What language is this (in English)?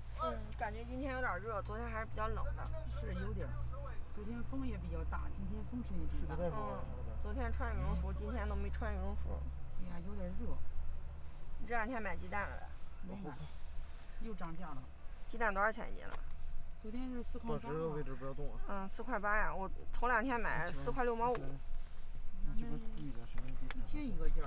Chinese